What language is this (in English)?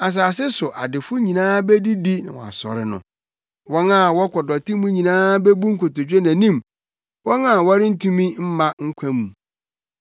Akan